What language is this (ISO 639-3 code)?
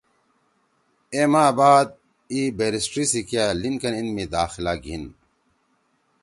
trw